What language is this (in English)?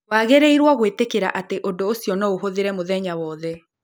Kikuyu